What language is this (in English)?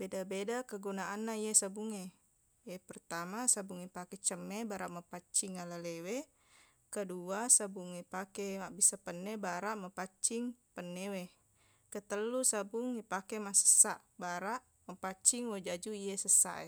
Buginese